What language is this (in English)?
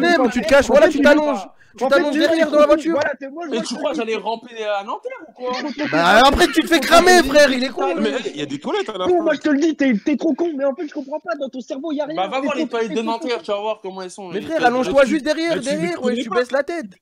French